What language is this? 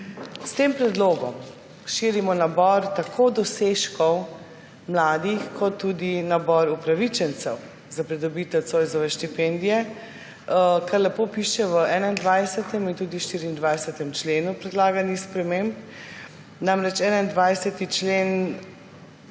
Slovenian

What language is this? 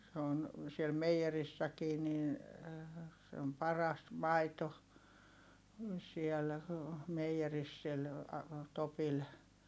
Finnish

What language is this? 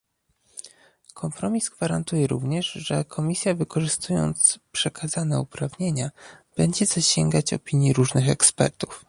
Polish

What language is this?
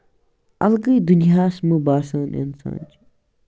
Kashmiri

